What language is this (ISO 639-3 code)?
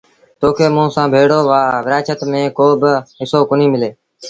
sbn